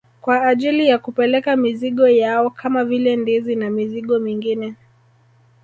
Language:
Swahili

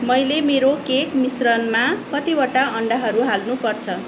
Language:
Nepali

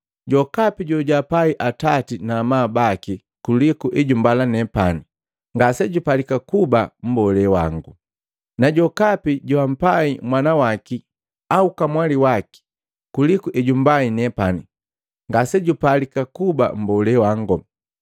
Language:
Matengo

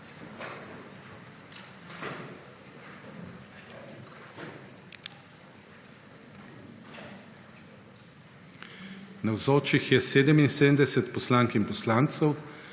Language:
Slovenian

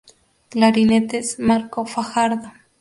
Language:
Spanish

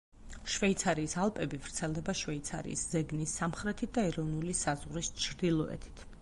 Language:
Georgian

